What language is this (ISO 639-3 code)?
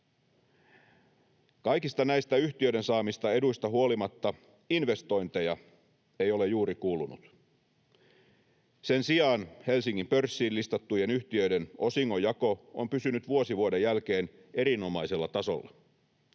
fin